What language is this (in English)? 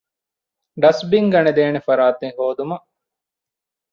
Divehi